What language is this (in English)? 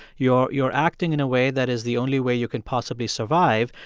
English